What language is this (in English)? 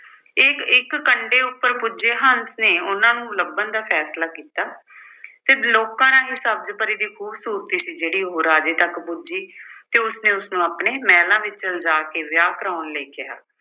Punjabi